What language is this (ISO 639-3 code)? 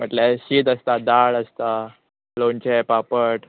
kok